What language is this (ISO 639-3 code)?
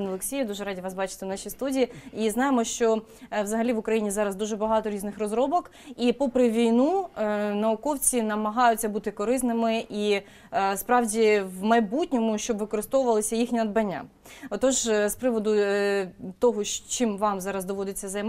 ukr